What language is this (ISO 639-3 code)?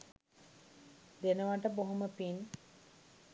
sin